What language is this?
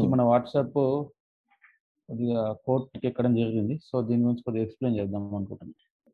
Telugu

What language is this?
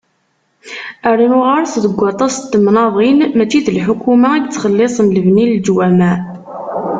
Kabyle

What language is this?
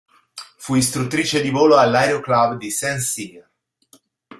Italian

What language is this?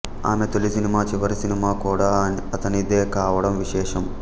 Telugu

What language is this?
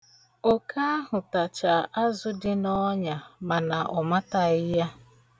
Igbo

